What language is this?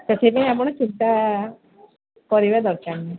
Odia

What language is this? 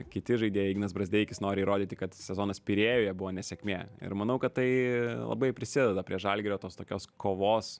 Lithuanian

